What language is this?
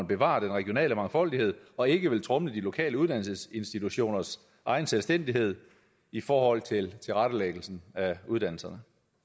Danish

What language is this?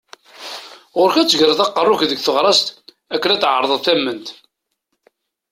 Kabyle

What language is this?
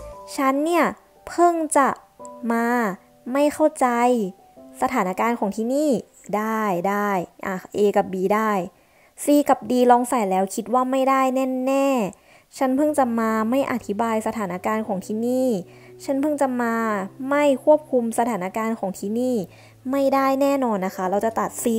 Thai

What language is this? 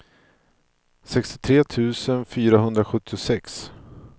Swedish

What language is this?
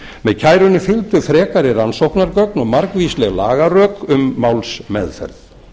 Icelandic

